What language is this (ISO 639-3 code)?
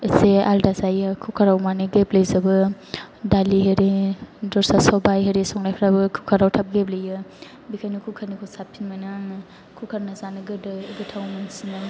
brx